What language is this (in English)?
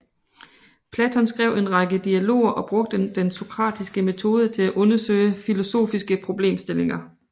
Danish